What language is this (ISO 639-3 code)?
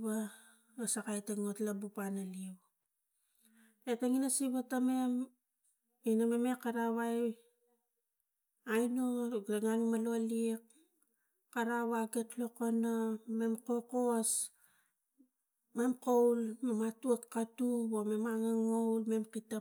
tgc